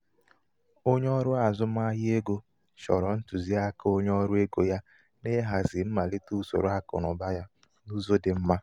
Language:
Igbo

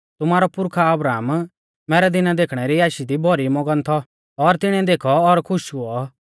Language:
Mahasu Pahari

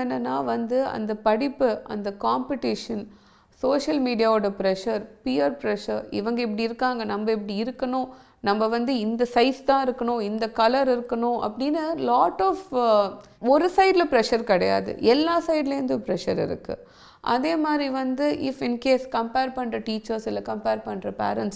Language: Tamil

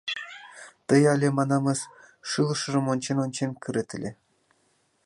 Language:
Mari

